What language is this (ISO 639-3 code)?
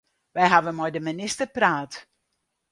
fry